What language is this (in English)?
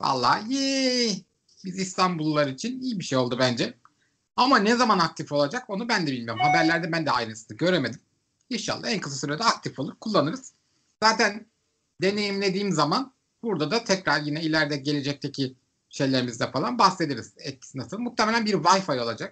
Turkish